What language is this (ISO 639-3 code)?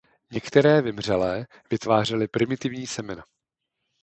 ces